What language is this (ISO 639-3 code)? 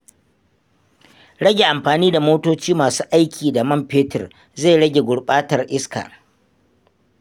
hau